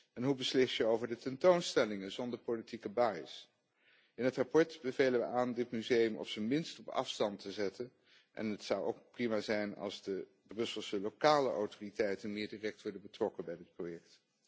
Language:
Dutch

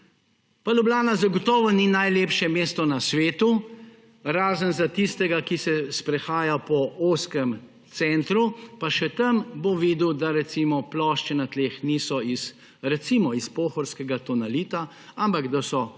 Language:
Slovenian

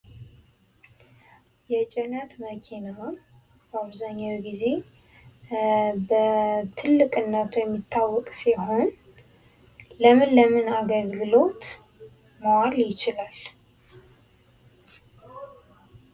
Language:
Amharic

